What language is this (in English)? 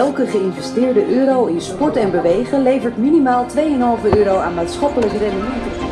Dutch